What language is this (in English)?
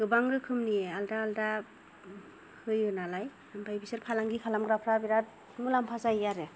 Bodo